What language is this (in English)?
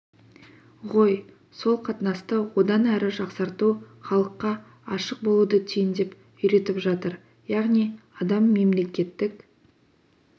Kazakh